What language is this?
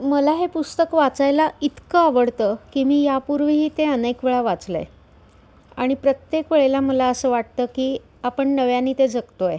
Marathi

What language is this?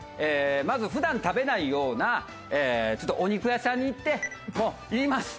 Japanese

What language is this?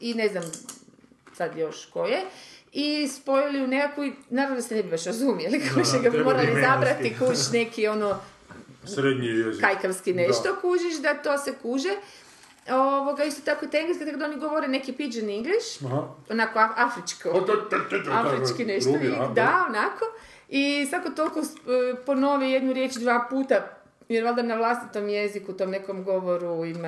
Croatian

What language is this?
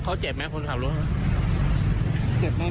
Thai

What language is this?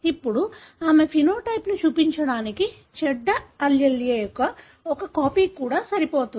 Telugu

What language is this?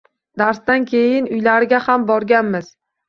Uzbek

